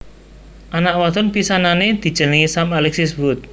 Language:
Javanese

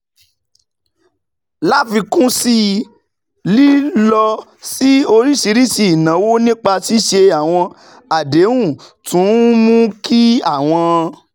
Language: Yoruba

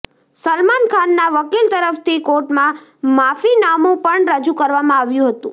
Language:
Gujarati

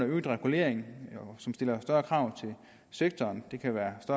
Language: Danish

